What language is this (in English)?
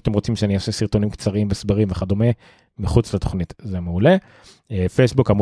Hebrew